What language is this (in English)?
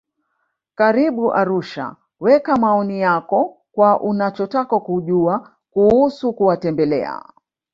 Swahili